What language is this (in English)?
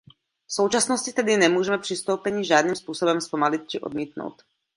Czech